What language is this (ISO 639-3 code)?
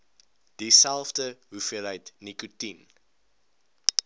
afr